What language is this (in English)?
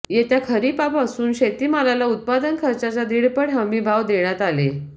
Marathi